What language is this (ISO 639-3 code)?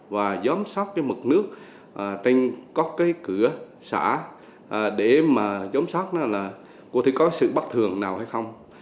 vie